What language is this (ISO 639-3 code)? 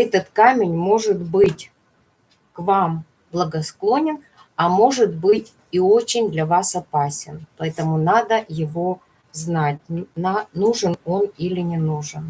rus